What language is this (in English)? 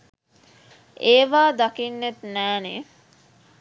Sinhala